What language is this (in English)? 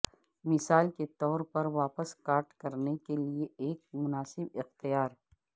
Urdu